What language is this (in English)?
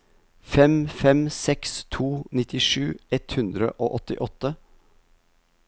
Norwegian